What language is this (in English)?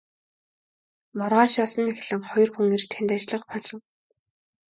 Mongolian